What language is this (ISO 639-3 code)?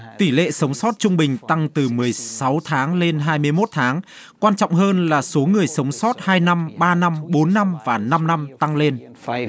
vie